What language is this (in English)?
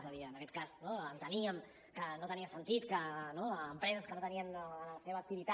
Catalan